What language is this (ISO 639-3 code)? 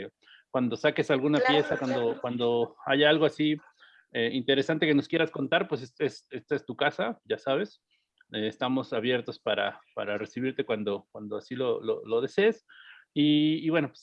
spa